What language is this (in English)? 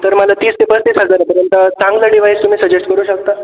Marathi